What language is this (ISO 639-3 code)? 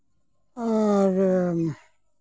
sat